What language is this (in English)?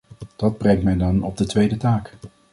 Dutch